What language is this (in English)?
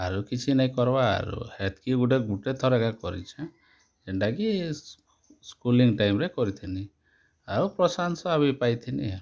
Odia